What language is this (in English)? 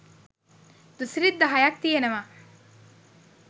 Sinhala